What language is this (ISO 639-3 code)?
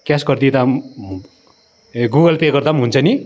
nep